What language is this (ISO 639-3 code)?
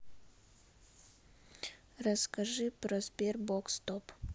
rus